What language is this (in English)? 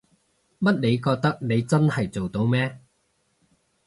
Cantonese